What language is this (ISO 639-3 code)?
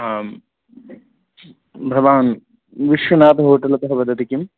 san